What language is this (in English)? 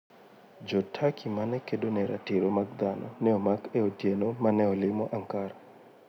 Luo (Kenya and Tanzania)